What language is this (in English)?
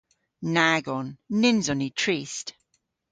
Cornish